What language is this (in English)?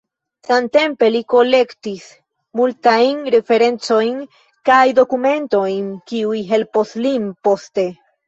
Esperanto